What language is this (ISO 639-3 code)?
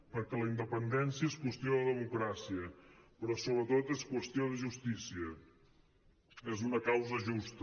cat